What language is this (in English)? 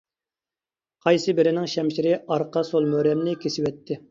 Uyghur